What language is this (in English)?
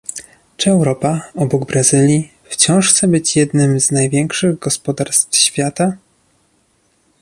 Polish